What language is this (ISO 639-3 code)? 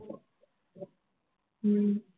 tam